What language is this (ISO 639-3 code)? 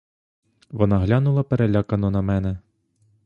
ukr